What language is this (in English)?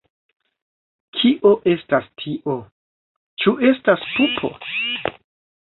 Esperanto